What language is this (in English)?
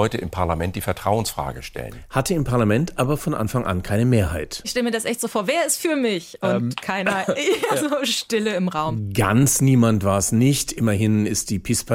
German